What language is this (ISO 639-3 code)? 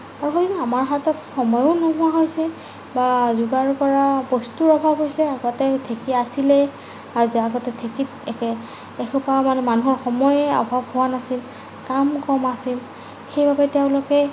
asm